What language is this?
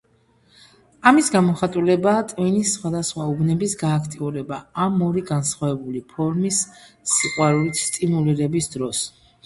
Georgian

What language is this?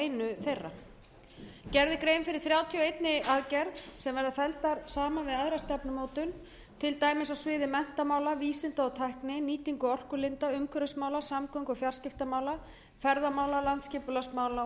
Icelandic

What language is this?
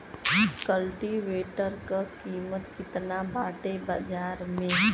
Bhojpuri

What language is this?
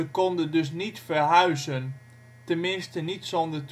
Dutch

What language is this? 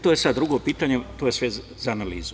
Serbian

